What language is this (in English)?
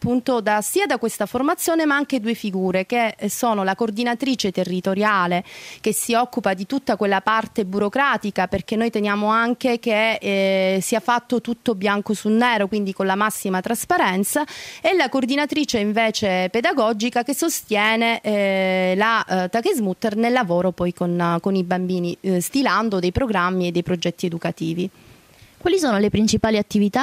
Italian